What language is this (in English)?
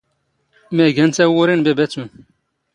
Standard Moroccan Tamazight